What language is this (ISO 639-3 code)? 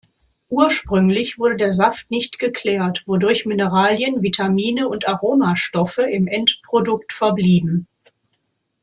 deu